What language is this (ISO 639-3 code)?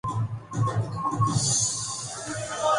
urd